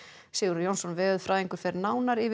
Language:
Icelandic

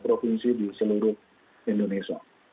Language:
Indonesian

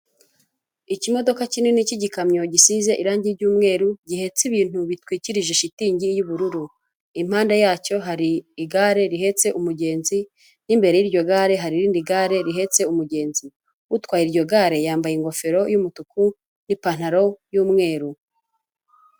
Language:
Kinyarwanda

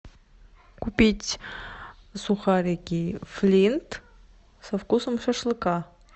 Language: Russian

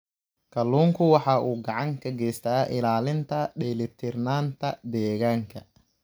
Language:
Somali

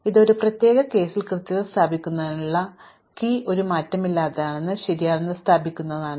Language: Malayalam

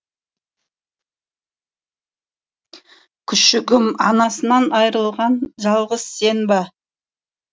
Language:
Kazakh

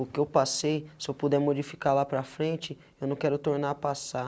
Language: Portuguese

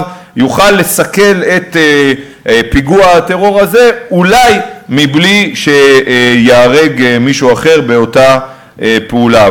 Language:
Hebrew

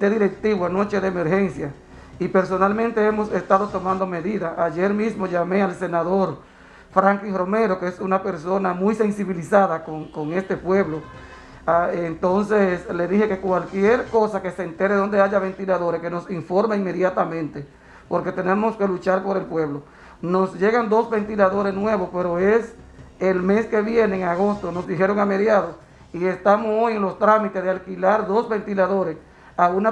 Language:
Spanish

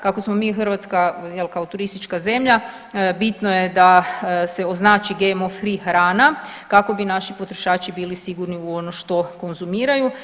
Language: Croatian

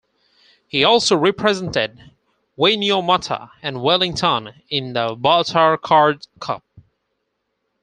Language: English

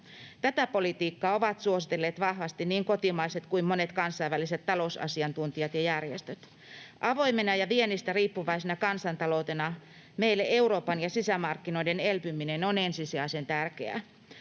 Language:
Finnish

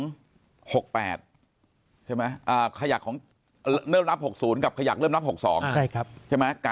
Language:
Thai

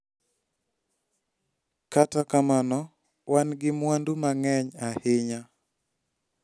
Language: Luo (Kenya and Tanzania)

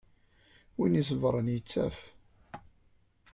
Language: Kabyle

